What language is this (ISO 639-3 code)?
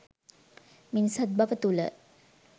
sin